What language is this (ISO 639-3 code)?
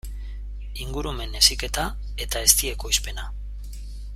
eus